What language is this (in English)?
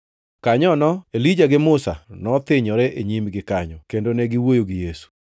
Luo (Kenya and Tanzania)